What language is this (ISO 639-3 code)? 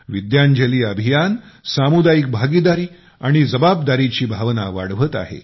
mar